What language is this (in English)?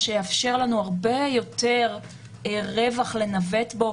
Hebrew